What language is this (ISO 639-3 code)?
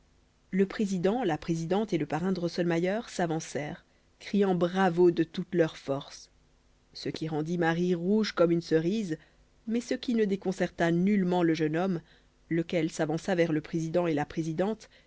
fra